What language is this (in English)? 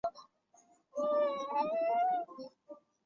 Chinese